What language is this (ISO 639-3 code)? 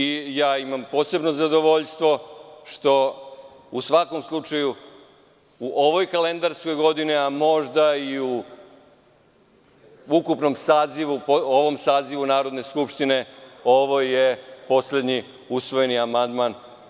srp